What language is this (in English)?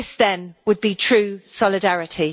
English